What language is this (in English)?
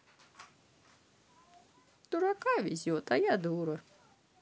Russian